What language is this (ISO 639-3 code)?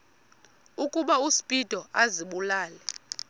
xho